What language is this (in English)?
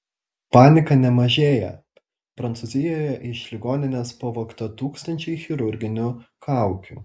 Lithuanian